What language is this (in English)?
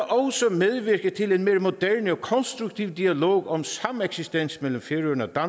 Danish